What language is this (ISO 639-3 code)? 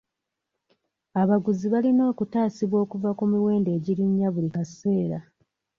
lug